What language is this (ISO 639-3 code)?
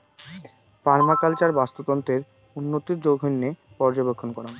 ben